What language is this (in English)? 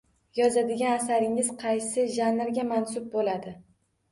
Uzbek